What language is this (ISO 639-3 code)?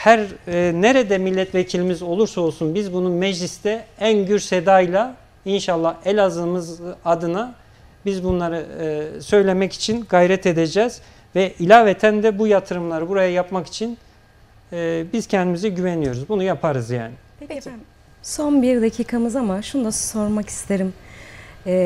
tur